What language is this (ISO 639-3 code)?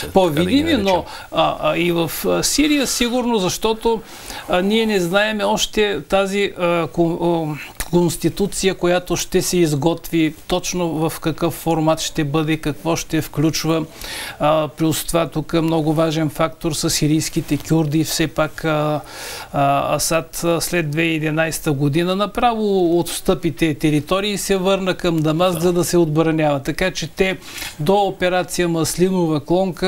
bul